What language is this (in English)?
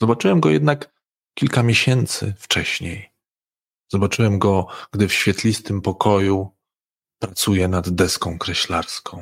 Polish